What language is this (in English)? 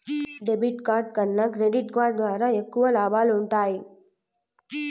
Telugu